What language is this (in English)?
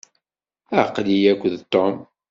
Kabyle